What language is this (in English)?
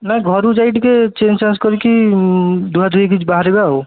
Odia